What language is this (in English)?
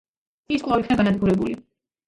Georgian